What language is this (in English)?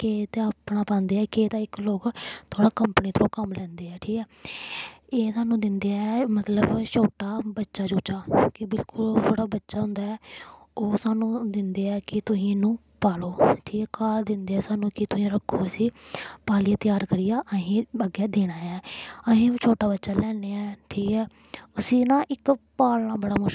Dogri